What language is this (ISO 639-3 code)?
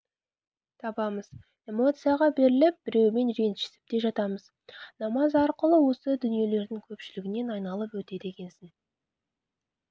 kaz